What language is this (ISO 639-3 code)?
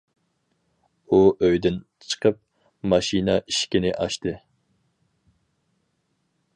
uig